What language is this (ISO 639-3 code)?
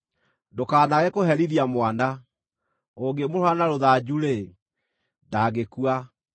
kik